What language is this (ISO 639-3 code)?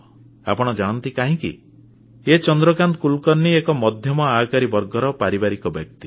ori